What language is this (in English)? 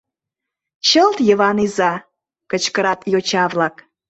Mari